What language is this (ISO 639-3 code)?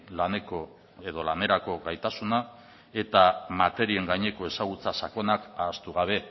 eus